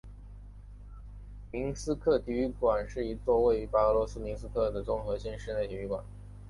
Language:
Chinese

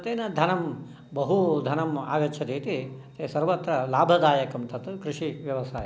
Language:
Sanskrit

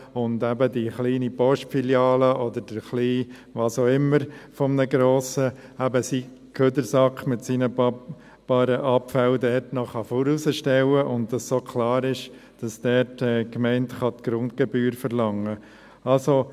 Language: Swiss German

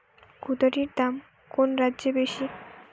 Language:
Bangla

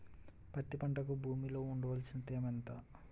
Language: Telugu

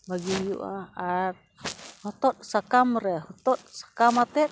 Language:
Santali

